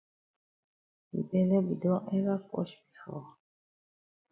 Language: Cameroon Pidgin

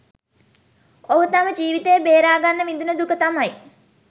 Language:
Sinhala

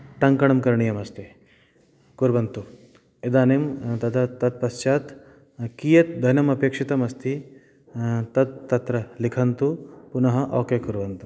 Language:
Sanskrit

